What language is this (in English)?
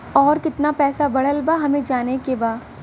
Bhojpuri